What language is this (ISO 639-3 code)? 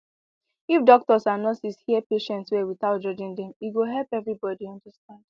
pcm